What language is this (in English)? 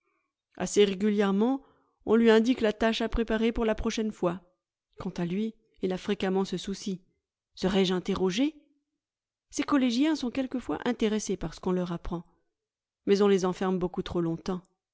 French